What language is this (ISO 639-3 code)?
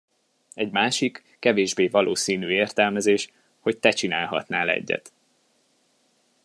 hun